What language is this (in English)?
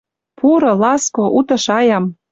Western Mari